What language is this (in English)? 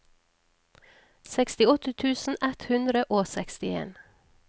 Norwegian